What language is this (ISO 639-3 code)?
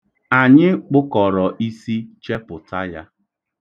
ibo